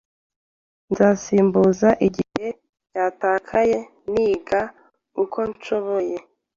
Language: Kinyarwanda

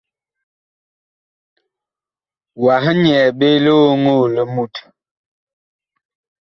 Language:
Bakoko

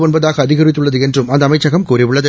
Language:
Tamil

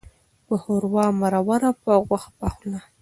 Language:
Pashto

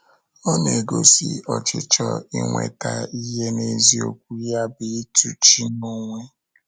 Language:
Igbo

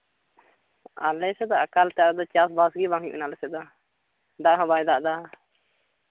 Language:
Santali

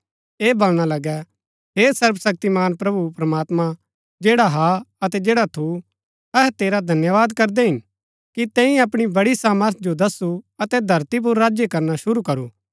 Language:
Gaddi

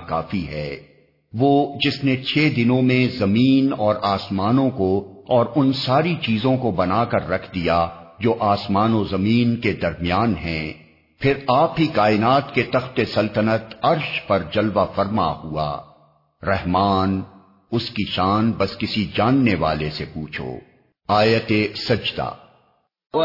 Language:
Urdu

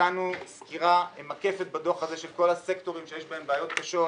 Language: Hebrew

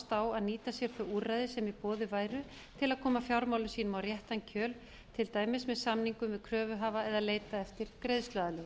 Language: Icelandic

